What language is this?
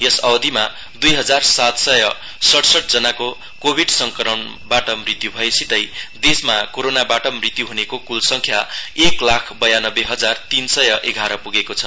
Nepali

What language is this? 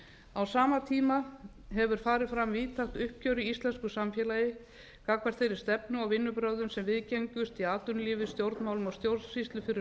Icelandic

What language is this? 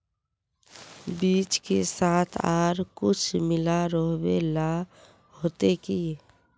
Magahi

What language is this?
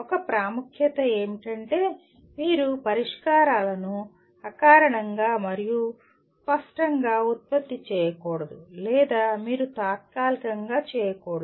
Telugu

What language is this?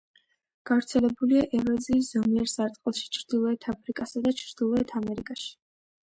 Georgian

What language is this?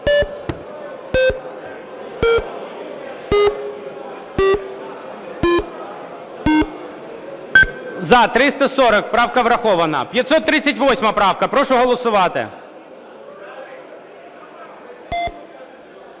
Ukrainian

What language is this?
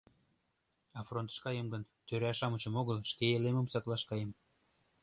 Mari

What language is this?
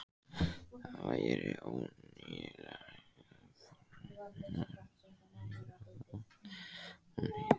Icelandic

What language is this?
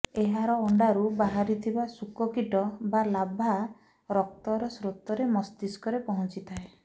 Odia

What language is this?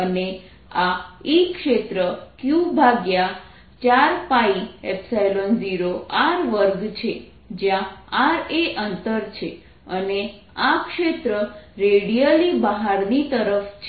Gujarati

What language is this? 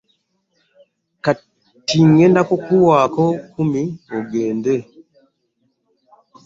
Ganda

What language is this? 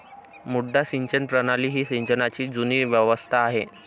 Marathi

